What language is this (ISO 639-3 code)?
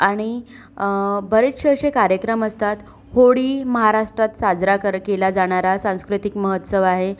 mar